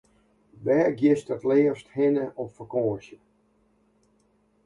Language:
Western Frisian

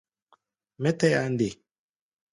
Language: Gbaya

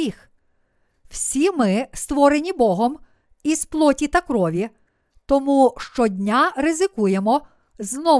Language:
Ukrainian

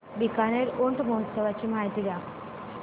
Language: Marathi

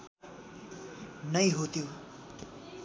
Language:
Nepali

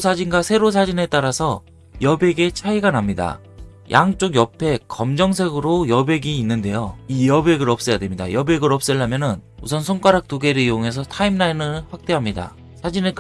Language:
Korean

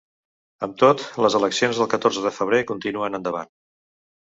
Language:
Catalan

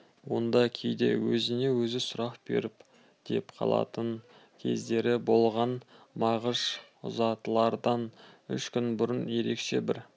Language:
Kazakh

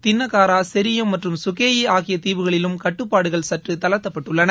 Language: Tamil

